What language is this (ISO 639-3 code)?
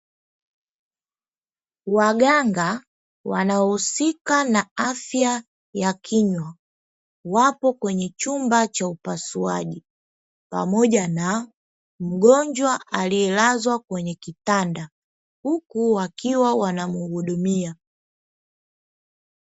swa